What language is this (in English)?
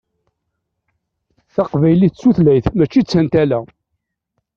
Kabyle